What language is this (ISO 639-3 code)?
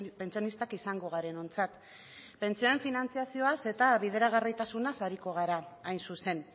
eus